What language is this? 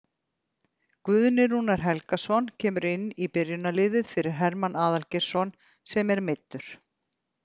Icelandic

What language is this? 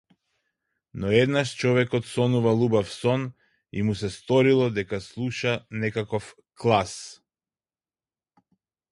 Macedonian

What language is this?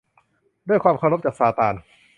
Thai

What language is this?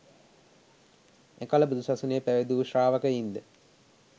Sinhala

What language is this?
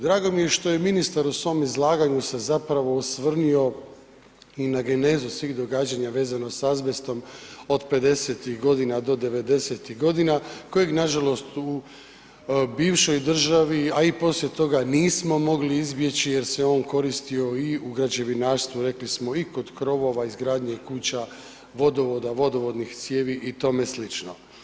Croatian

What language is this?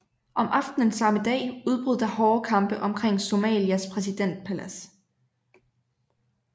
Danish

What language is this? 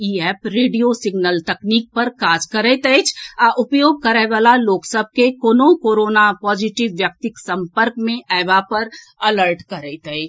Maithili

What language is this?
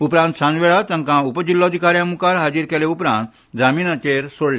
Konkani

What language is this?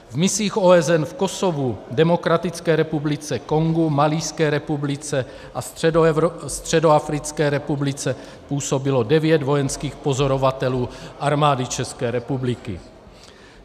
Czech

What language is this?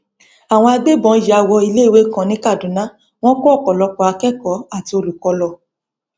Yoruba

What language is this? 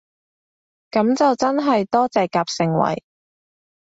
Cantonese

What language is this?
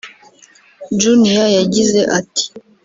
Kinyarwanda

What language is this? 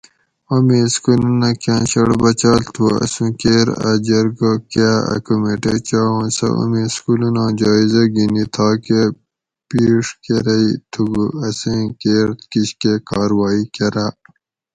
Gawri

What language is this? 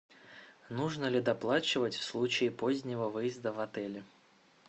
Russian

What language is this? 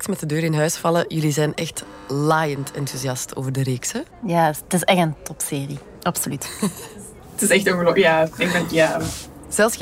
Dutch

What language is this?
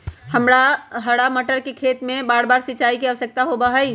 Magahi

